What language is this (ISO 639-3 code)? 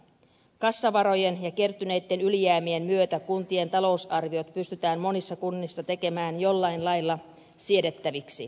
fin